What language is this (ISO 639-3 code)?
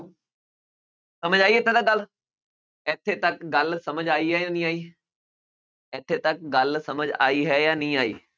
pan